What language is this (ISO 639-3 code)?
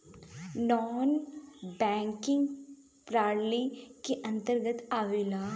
bho